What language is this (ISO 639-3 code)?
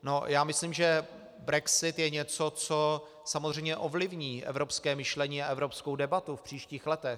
ces